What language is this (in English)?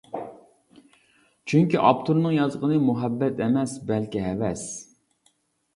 Uyghur